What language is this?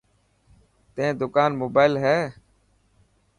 Dhatki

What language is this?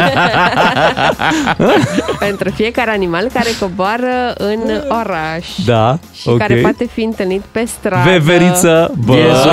Romanian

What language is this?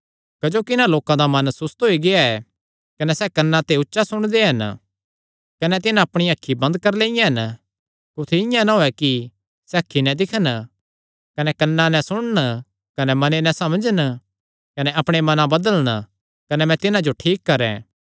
Kangri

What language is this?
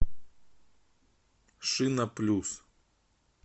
Russian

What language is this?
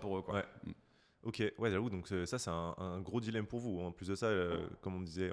French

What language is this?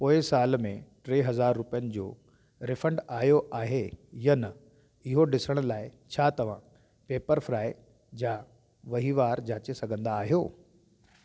Sindhi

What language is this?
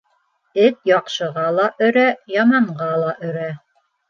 Bashkir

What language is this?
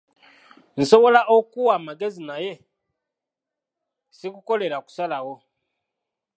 Ganda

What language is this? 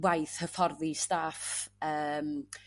Welsh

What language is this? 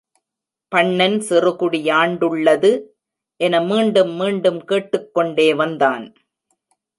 Tamil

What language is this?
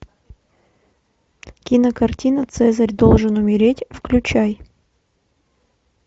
Russian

